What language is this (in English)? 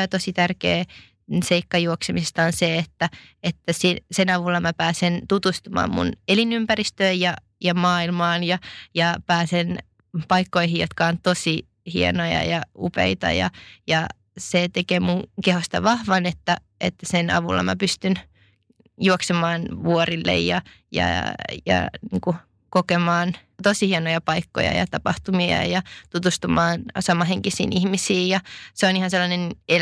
Finnish